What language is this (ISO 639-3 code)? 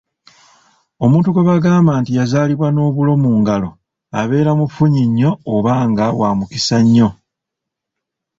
lug